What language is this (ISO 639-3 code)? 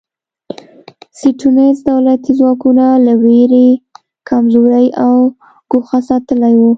pus